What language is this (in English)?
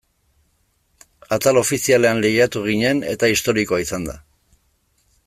Basque